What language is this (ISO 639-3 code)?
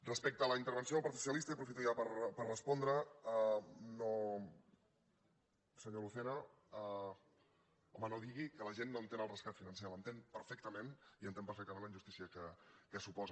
cat